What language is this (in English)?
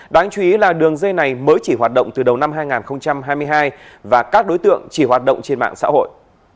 Vietnamese